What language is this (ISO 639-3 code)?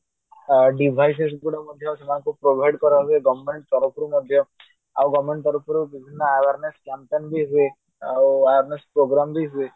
ori